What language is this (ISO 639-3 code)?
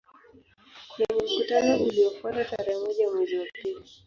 swa